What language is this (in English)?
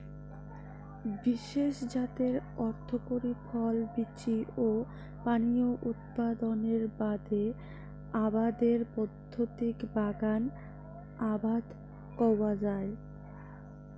Bangla